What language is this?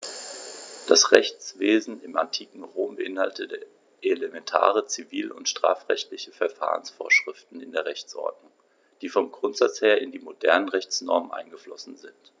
German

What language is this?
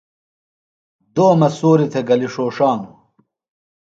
Phalura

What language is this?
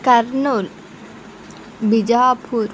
Telugu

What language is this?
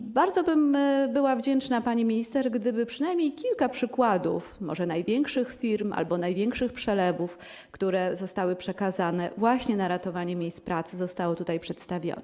Polish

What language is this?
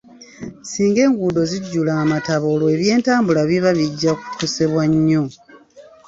Ganda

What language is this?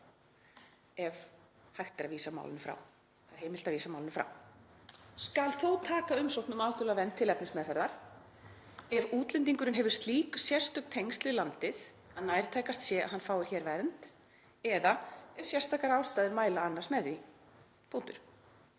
Icelandic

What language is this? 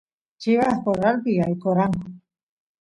Santiago del Estero Quichua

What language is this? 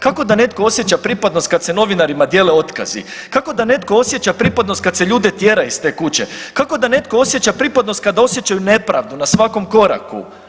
Croatian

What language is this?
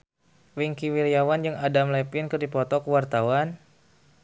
Sundanese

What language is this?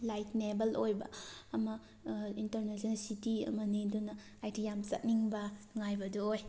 Manipuri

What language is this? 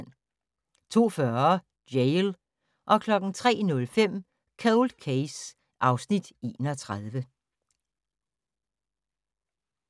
Danish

